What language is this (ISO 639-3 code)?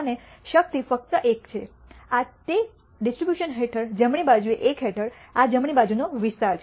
guj